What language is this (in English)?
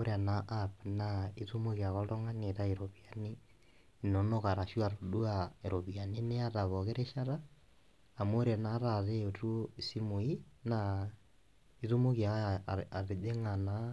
Masai